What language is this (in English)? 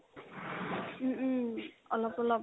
Assamese